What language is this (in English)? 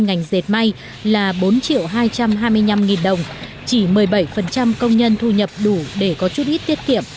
Vietnamese